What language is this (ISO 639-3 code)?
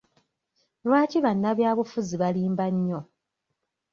lug